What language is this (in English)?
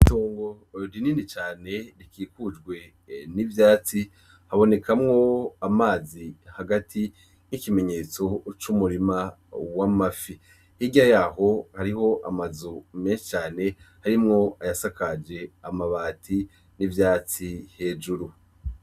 Rundi